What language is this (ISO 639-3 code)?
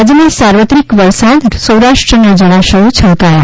guj